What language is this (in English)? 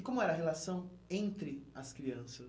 Portuguese